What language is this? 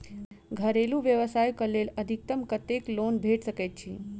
Maithili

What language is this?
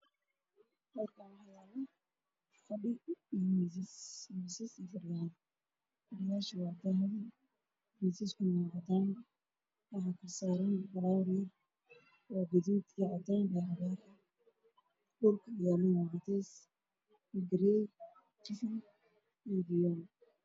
Somali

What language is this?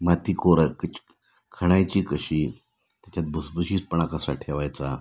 Marathi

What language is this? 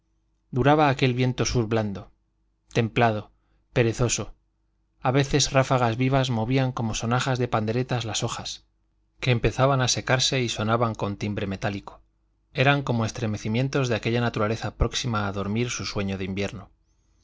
Spanish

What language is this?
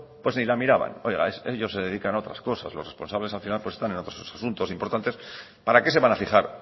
Spanish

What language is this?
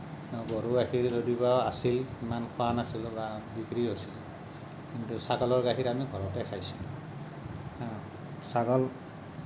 Assamese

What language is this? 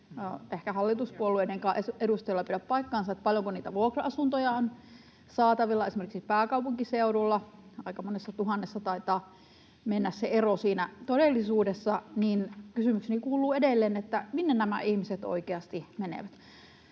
Finnish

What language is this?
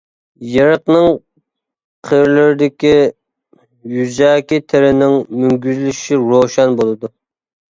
Uyghur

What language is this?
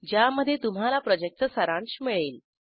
Marathi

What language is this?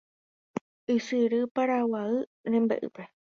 Guarani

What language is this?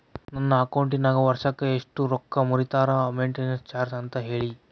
Kannada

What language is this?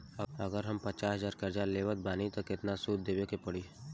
Bhojpuri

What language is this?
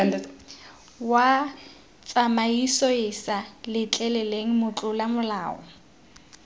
Tswana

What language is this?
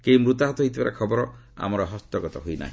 Odia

